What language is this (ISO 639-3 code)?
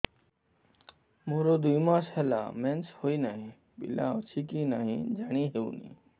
ori